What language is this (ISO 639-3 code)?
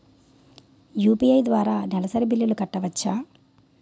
tel